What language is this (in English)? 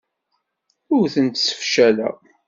Kabyle